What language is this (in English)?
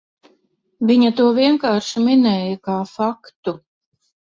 Latvian